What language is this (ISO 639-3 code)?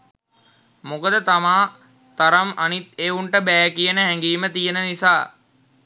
sin